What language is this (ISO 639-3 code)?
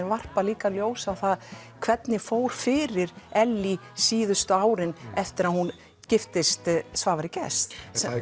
isl